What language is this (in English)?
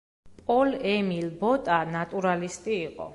Georgian